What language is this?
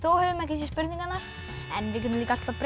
Icelandic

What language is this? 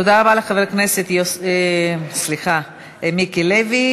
Hebrew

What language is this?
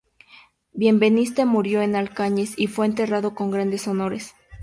Spanish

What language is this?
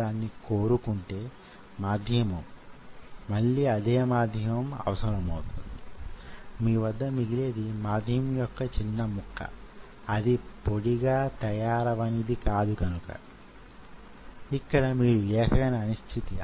Telugu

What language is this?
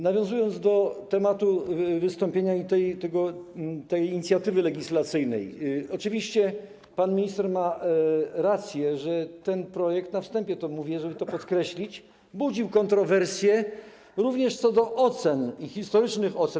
Polish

